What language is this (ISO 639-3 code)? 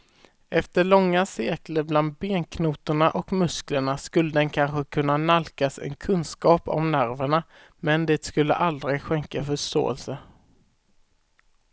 swe